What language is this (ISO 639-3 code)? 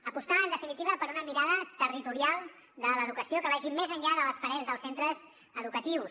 cat